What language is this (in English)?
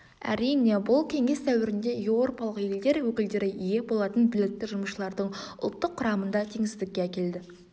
Kazakh